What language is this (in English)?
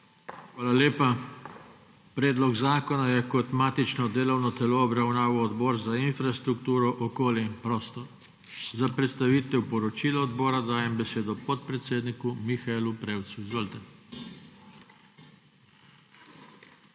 Slovenian